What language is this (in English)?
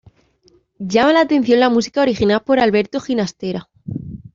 Spanish